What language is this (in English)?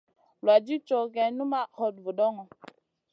Masana